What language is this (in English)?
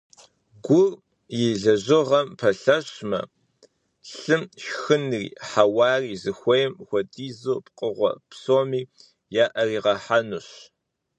Kabardian